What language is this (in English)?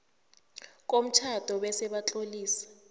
South Ndebele